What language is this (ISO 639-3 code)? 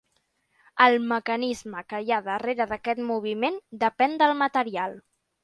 cat